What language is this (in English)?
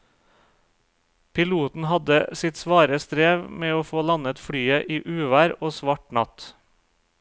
Norwegian